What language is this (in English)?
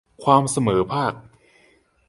Thai